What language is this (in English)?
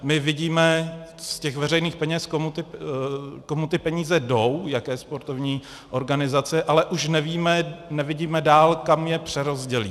Czech